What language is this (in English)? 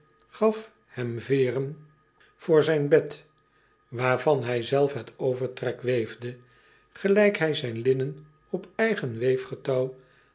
Dutch